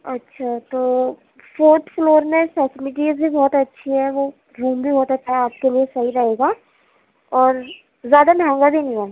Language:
Urdu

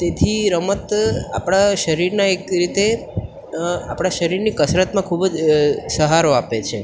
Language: Gujarati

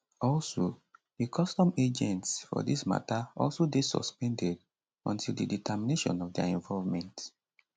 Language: Nigerian Pidgin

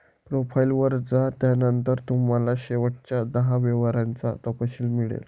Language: Marathi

